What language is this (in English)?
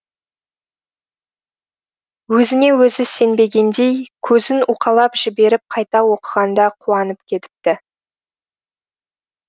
Kazakh